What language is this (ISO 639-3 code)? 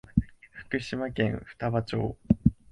jpn